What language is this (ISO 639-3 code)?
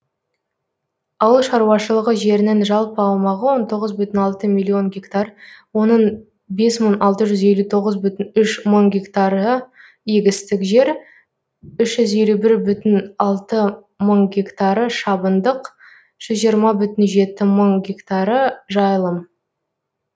kaz